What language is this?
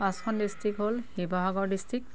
Assamese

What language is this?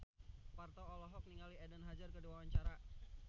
Sundanese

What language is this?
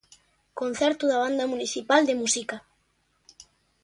Galician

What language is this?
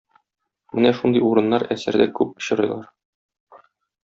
Tatar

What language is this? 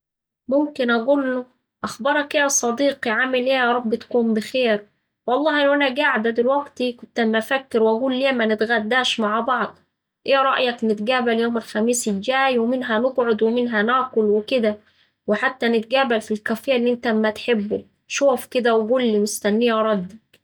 Saidi Arabic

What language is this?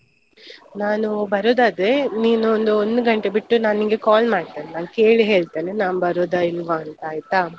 Kannada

